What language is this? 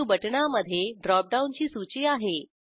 Marathi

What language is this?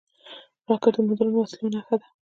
Pashto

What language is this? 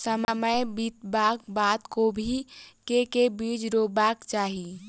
Maithili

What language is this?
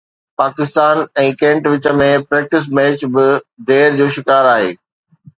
Sindhi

